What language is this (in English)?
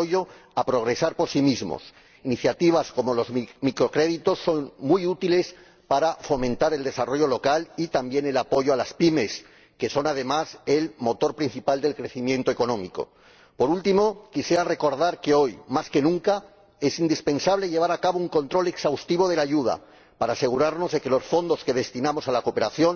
Spanish